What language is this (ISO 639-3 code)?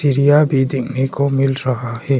hin